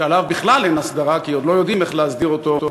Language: Hebrew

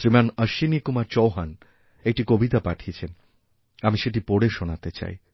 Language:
Bangla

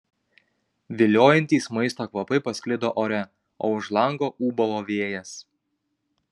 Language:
Lithuanian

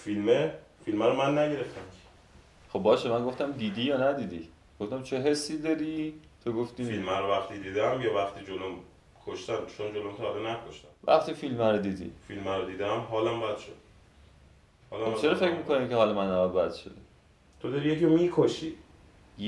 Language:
Persian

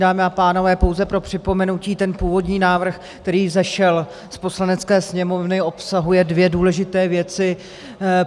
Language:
Czech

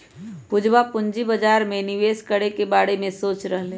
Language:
Magahi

